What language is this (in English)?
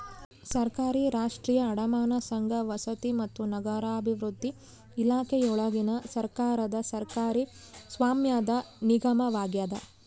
Kannada